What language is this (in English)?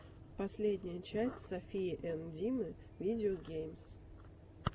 Russian